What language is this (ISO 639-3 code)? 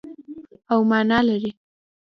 pus